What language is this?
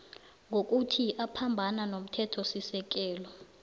South Ndebele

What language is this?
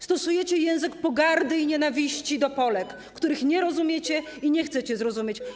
Polish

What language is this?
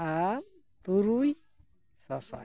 Santali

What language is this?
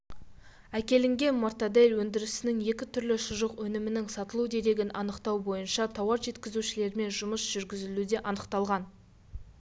Kazakh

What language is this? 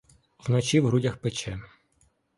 Ukrainian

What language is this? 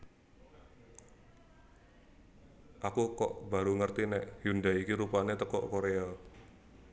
Javanese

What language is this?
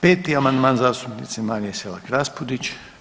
Croatian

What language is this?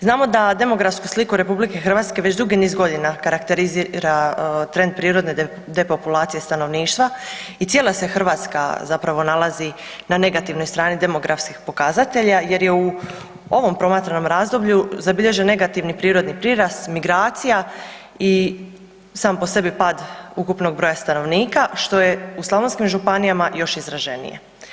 Croatian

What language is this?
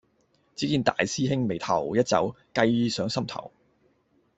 Cantonese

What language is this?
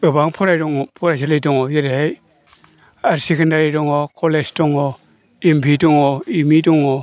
Bodo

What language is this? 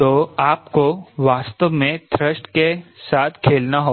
Hindi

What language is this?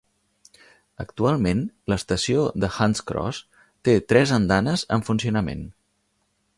Catalan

